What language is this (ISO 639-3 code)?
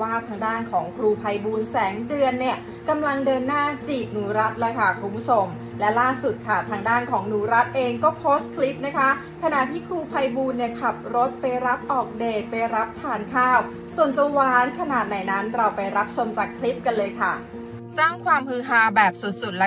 tha